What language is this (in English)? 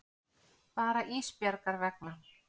Icelandic